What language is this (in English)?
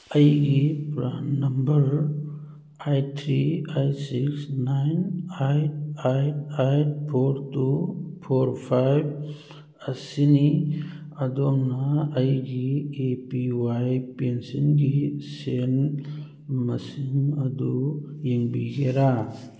Manipuri